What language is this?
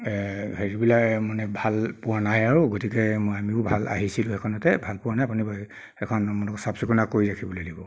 Assamese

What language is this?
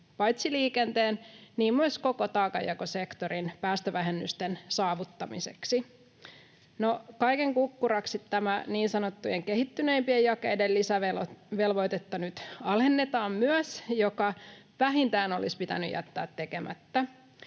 Finnish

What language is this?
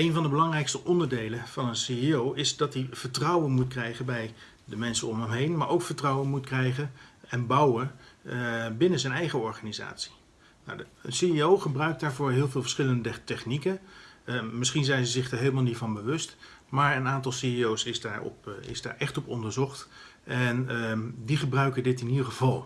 Dutch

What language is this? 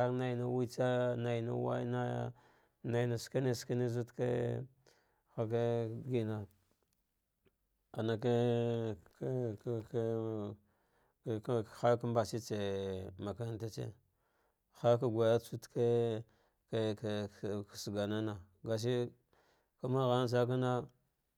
Dghwede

